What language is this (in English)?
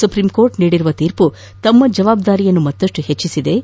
Kannada